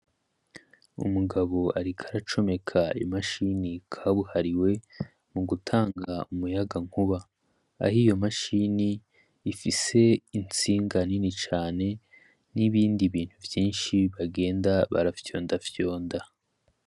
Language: Rundi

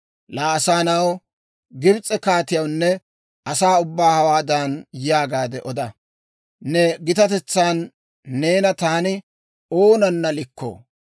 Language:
Dawro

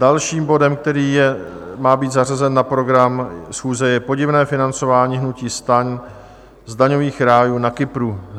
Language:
Czech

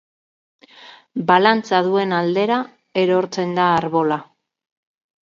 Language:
Basque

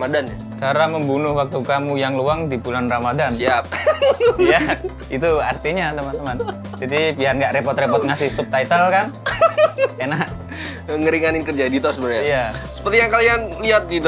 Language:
Indonesian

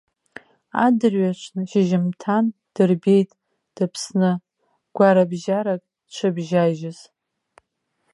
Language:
Abkhazian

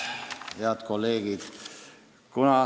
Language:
Estonian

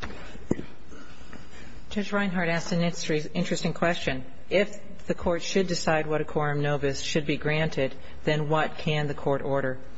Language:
English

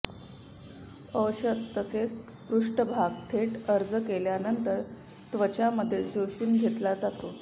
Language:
Marathi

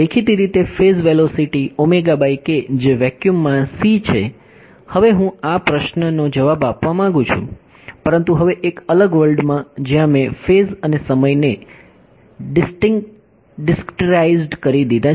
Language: Gujarati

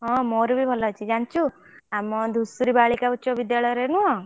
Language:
Odia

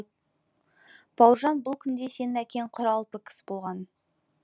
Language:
Kazakh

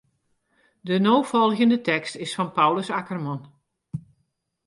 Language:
Western Frisian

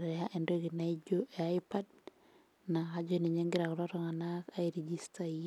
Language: Masai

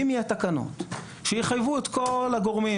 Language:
Hebrew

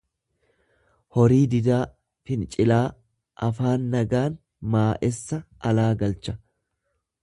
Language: Oromo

